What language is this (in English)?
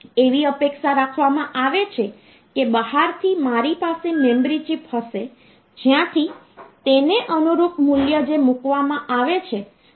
Gujarati